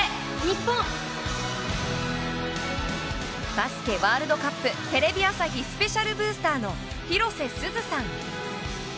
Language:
Japanese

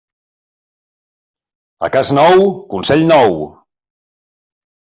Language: Catalan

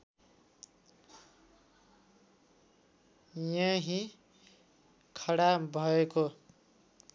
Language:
Nepali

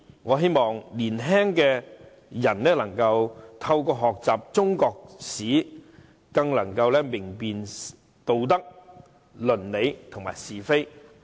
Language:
Cantonese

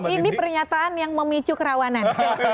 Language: Indonesian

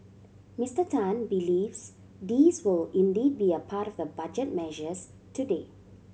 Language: English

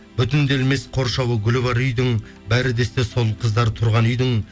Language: Kazakh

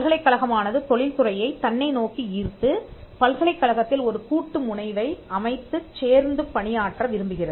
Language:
Tamil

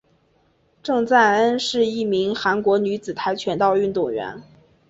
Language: Chinese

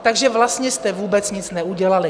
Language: Czech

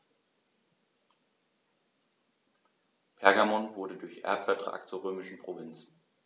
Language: German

